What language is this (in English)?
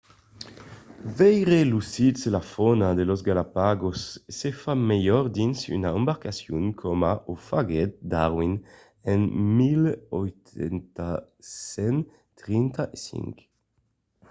Occitan